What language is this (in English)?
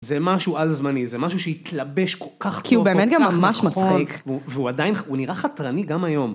Hebrew